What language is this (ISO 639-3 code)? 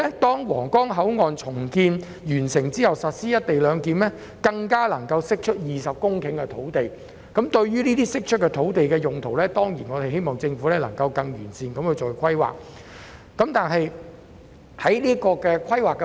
yue